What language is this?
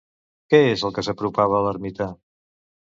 Catalan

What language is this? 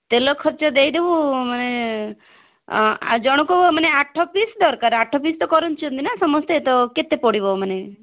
Odia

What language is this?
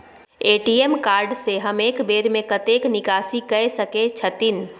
Maithili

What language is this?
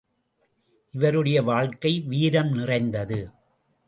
Tamil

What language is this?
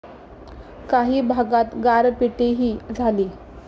Marathi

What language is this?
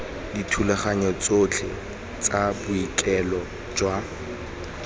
Tswana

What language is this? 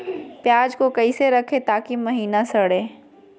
Magahi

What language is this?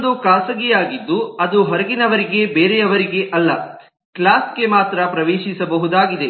Kannada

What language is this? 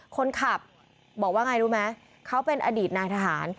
Thai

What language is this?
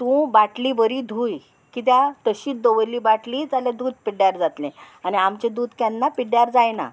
Konkani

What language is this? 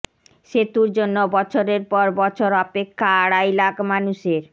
Bangla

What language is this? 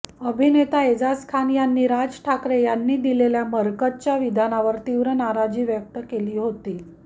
Marathi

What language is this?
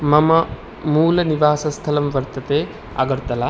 Sanskrit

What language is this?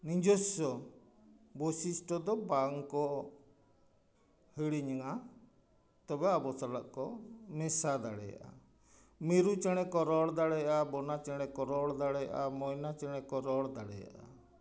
Santali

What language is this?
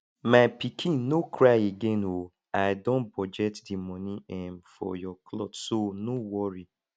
Nigerian Pidgin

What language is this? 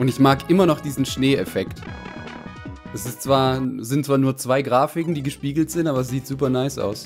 German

